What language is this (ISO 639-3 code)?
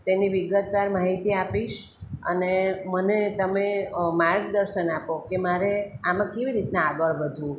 guj